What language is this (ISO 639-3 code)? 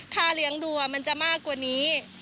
tha